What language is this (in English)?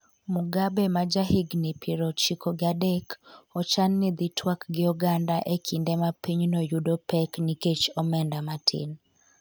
Luo (Kenya and Tanzania)